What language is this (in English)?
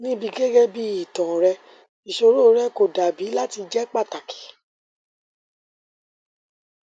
Yoruba